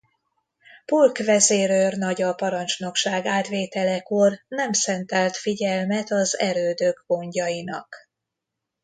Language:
Hungarian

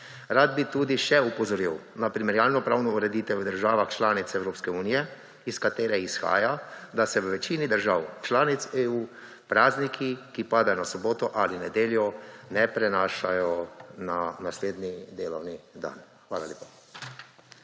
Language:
Slovenian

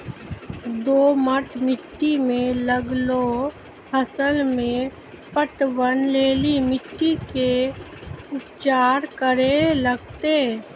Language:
Maithili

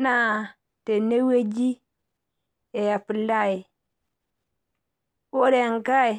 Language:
Masai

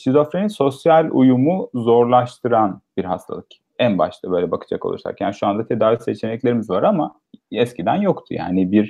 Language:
Turkish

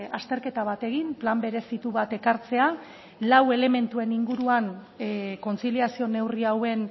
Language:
Basque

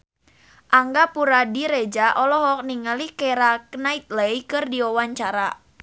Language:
Sundanese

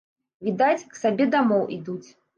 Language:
Belarusian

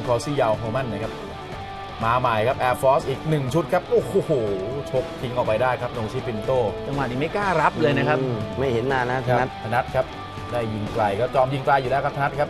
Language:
Thai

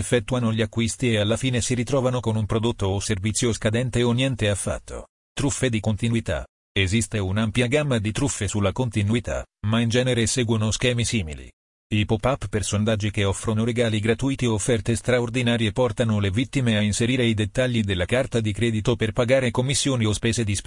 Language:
Italian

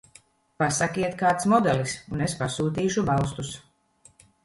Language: Latvian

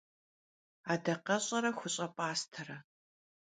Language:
Kabardian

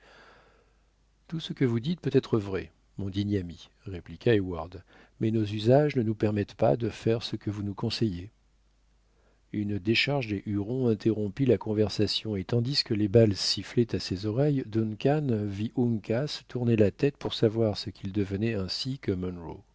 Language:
French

